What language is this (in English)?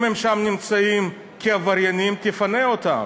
Hebrew